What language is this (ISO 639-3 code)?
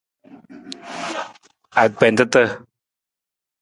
nmz